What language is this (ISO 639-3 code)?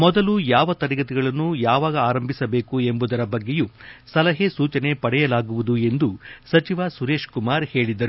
kan